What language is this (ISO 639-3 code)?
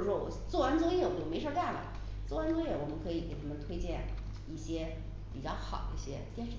zho